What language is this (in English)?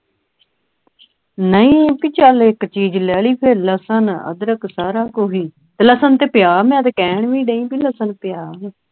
Punjabi